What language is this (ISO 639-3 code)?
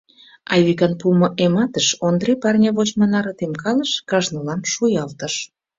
chm